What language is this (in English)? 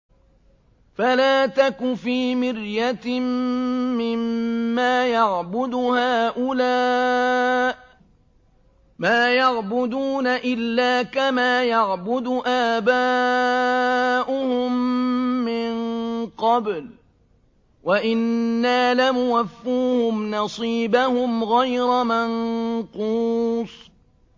Arabic